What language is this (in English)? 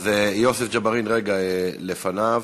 Hebrew